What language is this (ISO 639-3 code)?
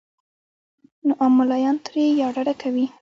pus